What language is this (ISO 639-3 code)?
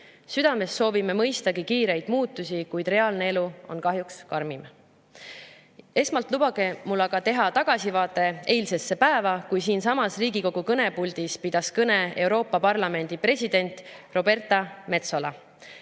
est